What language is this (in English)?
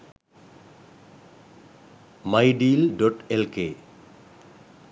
Sinhala